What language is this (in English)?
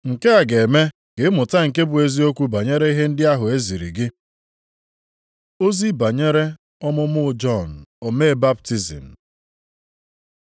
Igbo